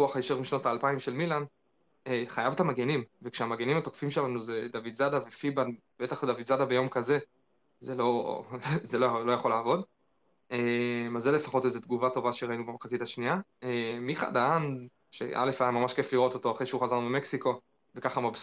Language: Hebrew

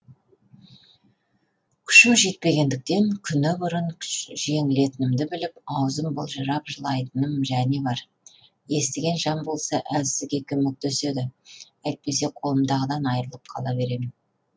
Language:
Kazakh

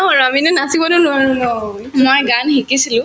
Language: Assamese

